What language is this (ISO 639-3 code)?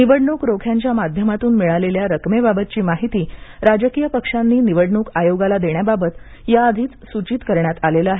mar